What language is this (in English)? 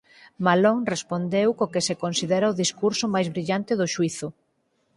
Galician